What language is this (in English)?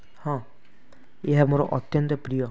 Odia